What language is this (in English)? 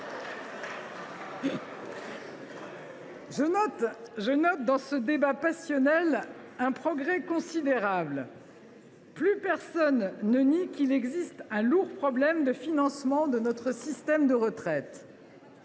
French